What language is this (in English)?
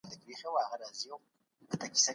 Pashto